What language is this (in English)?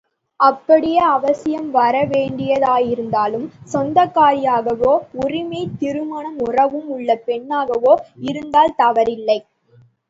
Tamil